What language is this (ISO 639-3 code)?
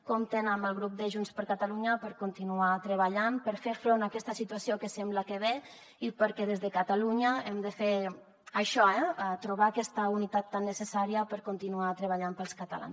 cat